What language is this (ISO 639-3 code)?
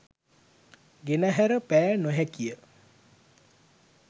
sin